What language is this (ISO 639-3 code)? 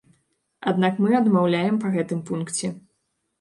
bel